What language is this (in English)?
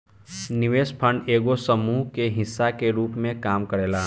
Bhojpuri